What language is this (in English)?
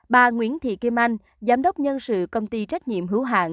Vietnamese